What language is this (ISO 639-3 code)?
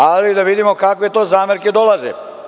srp